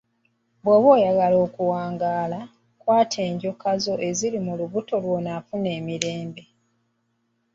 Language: Ganda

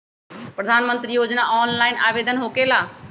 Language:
Magahi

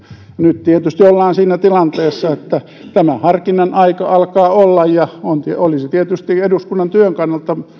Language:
Finnish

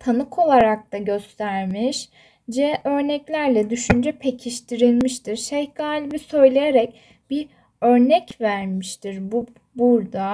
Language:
Turkish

